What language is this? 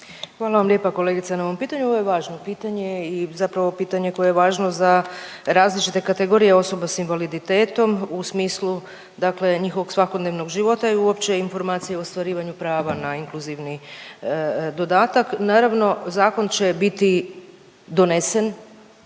Croatian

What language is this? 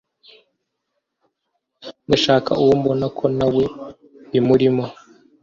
Kinyarwanda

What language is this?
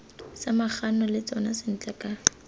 Tswana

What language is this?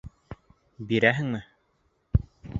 Bashkir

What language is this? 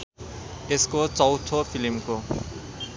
Nepali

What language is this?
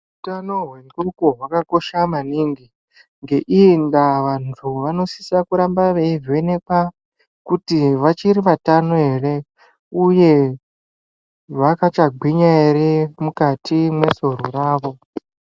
Ndau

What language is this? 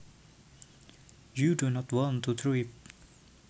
Javanese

